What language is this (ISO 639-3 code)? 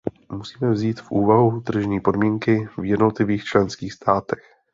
ces